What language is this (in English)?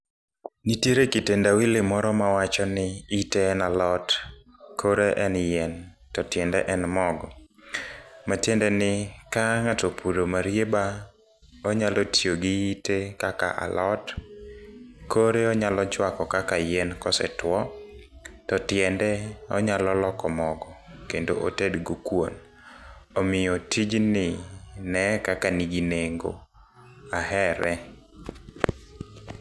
Luo (Kenya and Tanzania)